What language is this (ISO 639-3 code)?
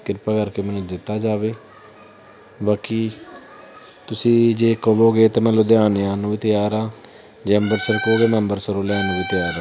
pan